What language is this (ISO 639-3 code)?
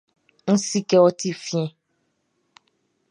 bci